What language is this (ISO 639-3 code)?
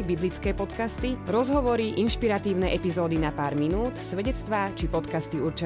slk